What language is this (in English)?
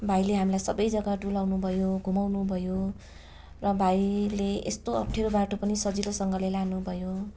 Nepali